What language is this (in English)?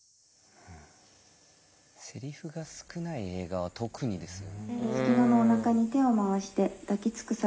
Japanese